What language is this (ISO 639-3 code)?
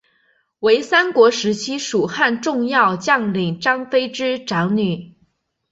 zho